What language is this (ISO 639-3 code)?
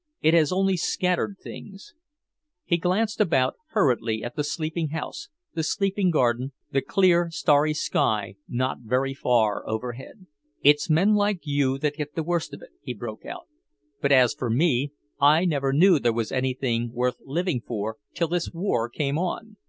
eng